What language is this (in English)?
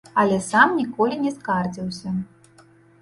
Belarusian